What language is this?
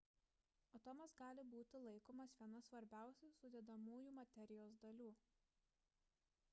Lithuanian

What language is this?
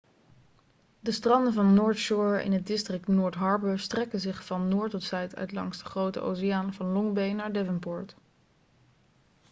Dutch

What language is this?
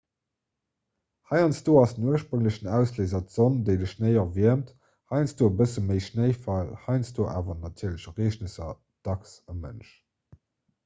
Luxembourgish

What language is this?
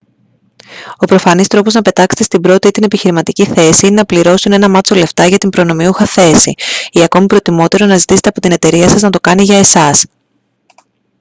Greek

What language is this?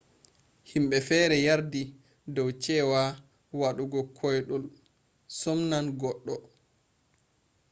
Fula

